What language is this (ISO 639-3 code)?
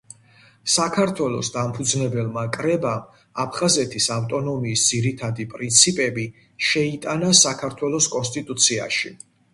kat